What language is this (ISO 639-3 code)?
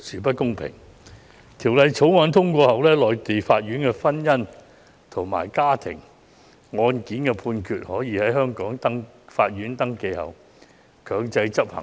yue